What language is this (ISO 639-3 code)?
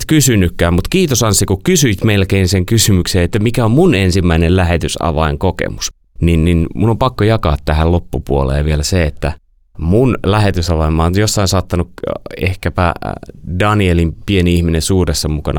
fin